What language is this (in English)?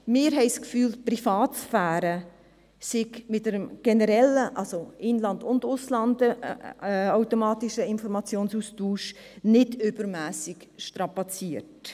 Swiss German